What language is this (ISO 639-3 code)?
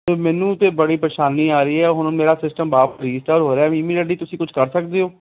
pan